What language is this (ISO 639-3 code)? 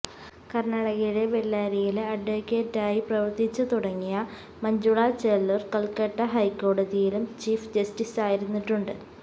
mal